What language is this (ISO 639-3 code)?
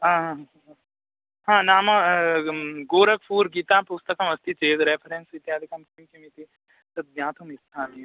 san